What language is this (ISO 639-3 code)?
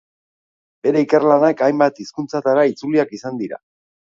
eus